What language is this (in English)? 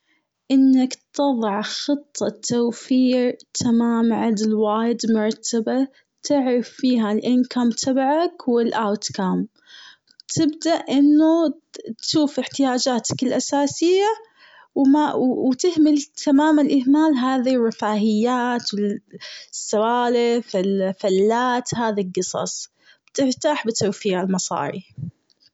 Gulf Arabic